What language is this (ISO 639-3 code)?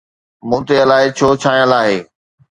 snd